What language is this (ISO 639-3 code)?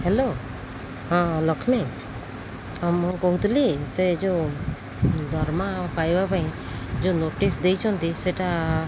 ori